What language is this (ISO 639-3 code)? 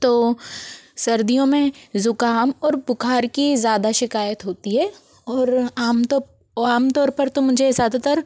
hin